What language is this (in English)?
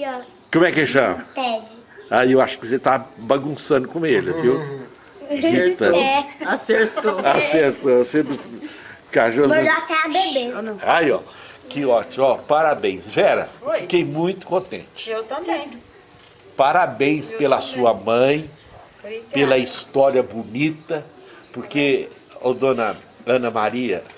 Portuguese